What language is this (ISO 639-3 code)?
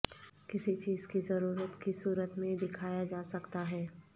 urd